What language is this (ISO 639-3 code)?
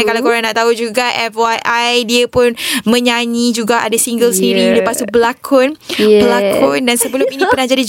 msa